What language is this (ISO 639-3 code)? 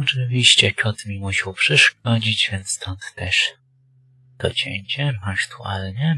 pol